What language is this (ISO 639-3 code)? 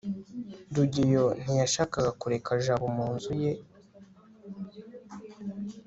kin